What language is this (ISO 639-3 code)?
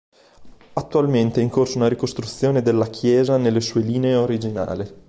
ita